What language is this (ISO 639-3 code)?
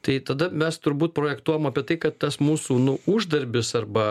lit